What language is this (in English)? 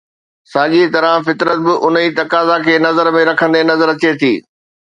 Sindhi